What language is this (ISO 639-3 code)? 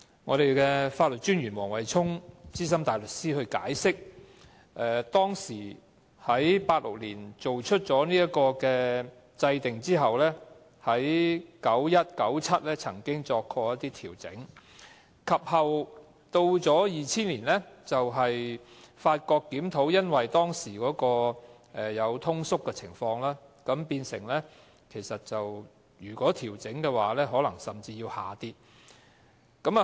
yue